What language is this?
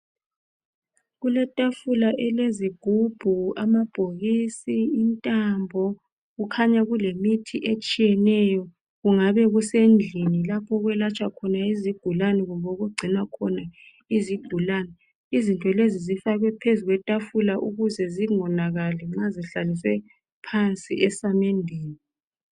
North Ndebele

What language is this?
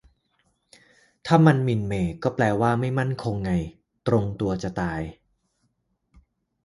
Thai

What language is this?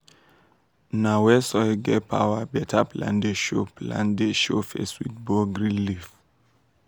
Nigerian Pidgin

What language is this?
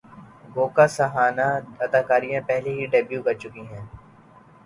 Urdu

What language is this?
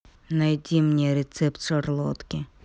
Russian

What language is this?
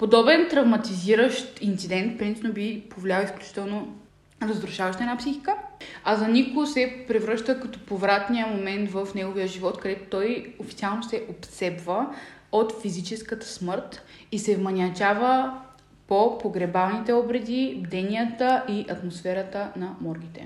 Bulgarian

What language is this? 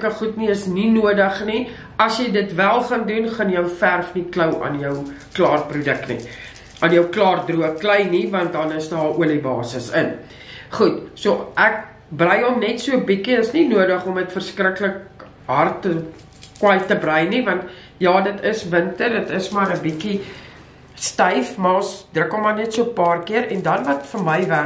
Dutch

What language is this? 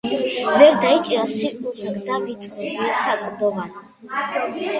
Georgian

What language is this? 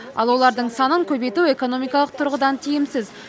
Kazakh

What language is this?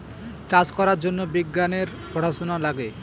Bangla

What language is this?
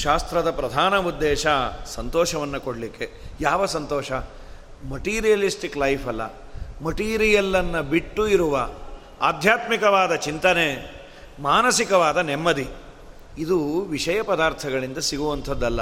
Kannada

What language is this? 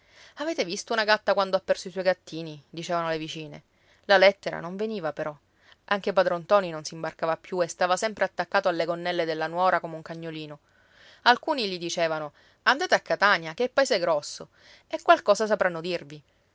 Italian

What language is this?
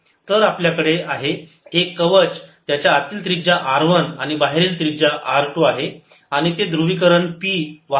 Marathi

